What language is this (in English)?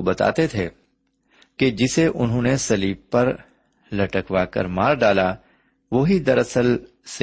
Urdu